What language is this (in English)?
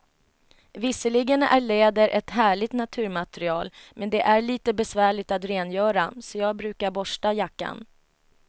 Swedish